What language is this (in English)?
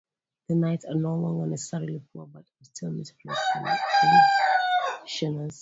English